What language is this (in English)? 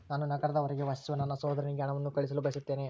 Kannada